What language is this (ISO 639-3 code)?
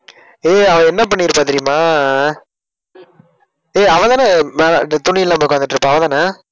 tam